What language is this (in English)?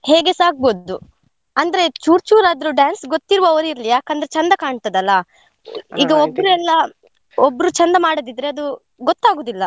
Kannada